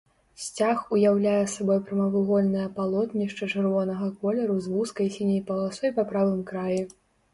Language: Belarusian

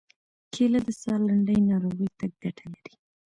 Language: Pashto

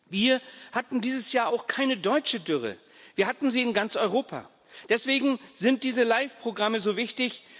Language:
German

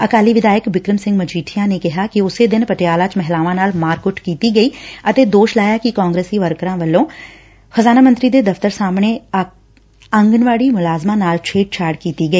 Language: Punjabi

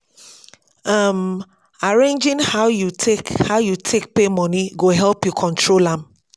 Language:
Nigerian Pidgin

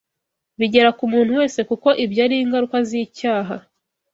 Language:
Kinyarwanda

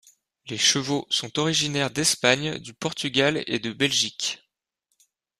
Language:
French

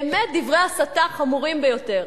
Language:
Hebrew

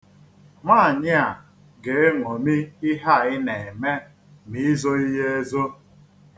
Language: Igbo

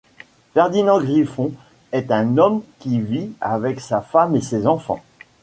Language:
French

